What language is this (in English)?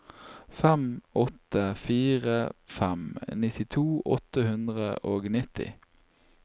Norwegian